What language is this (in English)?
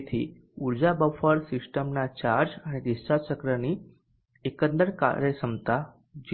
Gujarati